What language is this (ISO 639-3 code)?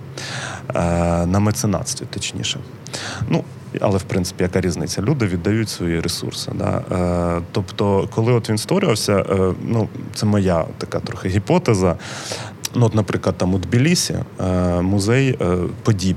ukr